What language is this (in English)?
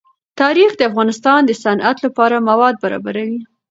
Pashto